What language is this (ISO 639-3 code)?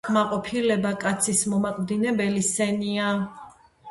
kat